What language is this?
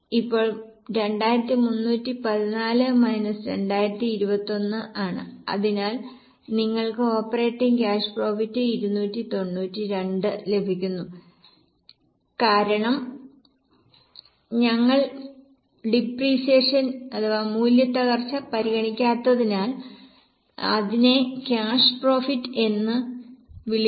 Malayalam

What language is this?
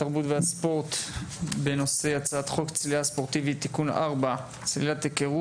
Hebrew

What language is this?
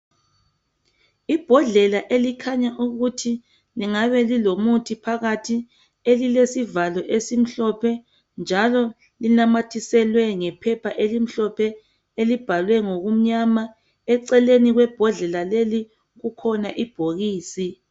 North Ndebele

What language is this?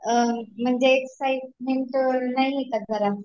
Marathi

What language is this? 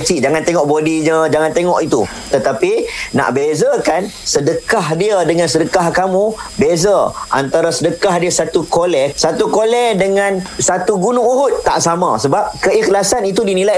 Malay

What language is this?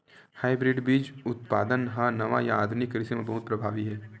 Chhattisgarhi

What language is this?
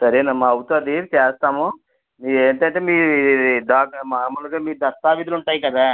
Telugu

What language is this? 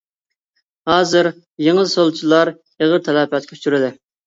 Uyghur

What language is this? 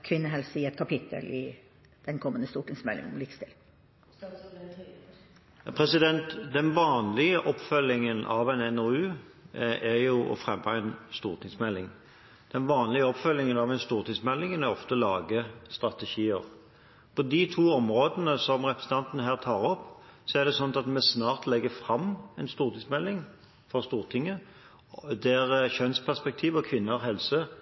Norwegian Bokmål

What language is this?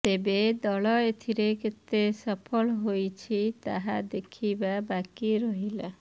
Odia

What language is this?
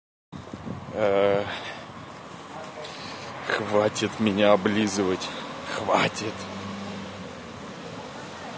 Russian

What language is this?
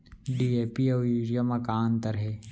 Chhattisgarhi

